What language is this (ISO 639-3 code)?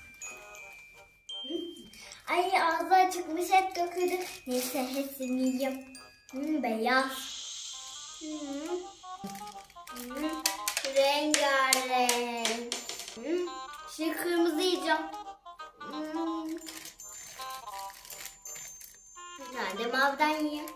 tur